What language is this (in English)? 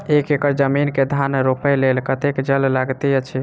Maithili